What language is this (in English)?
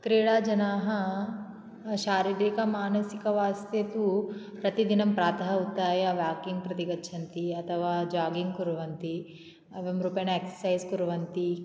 Sanskrit